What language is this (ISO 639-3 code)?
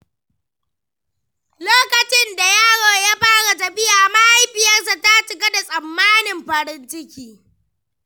hau